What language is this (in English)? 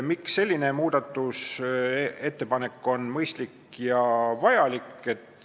Estonian